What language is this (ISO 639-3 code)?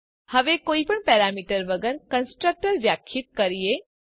guj